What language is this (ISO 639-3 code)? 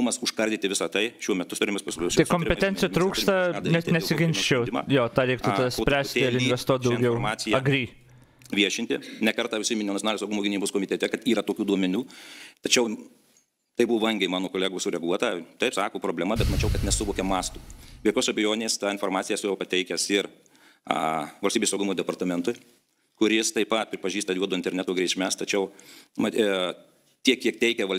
lit